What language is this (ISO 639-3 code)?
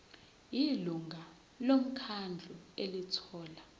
zul